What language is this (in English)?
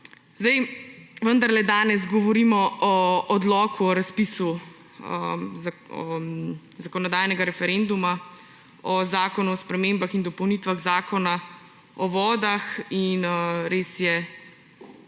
Slovenian